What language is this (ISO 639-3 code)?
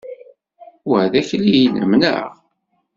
kab